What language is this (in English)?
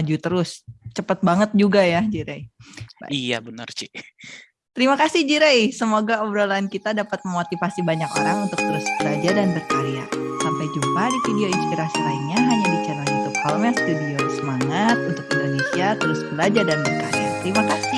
Indonesian